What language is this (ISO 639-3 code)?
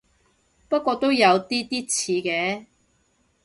yue